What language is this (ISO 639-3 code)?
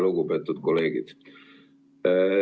est